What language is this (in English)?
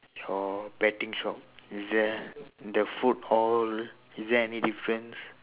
English